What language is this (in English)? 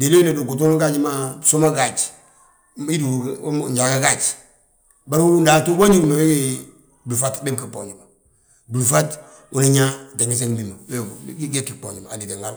Balanta-Ganja